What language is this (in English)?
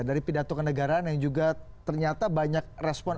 Indonesian